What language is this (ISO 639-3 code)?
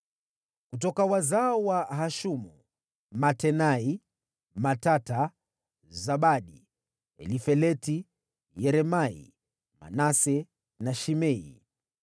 swa